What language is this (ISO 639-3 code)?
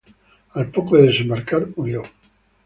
spa